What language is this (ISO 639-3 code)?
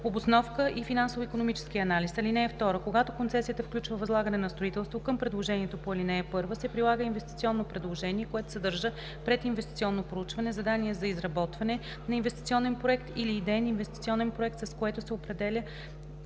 bul